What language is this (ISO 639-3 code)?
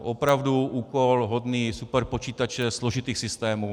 ces